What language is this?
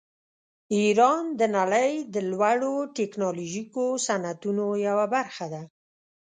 Pashto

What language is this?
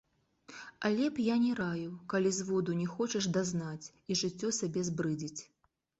Belarusian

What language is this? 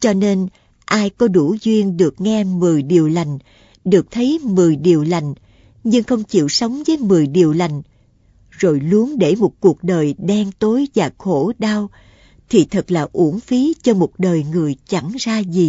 Vietnamese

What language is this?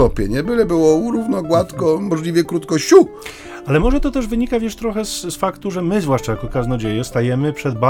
Polish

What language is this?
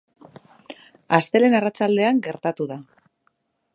Basque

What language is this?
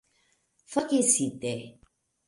Esperanto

